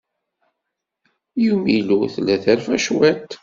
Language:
Kabyle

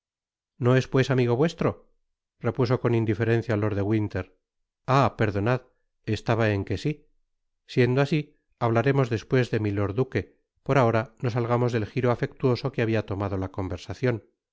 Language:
Spanish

